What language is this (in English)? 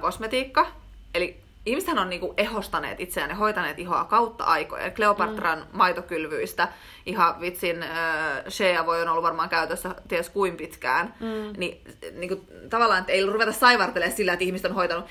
Finnish